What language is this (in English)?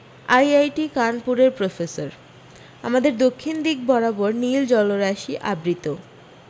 Bangla